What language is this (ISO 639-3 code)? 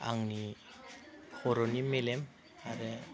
brx